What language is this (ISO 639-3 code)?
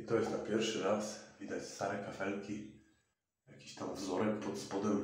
pol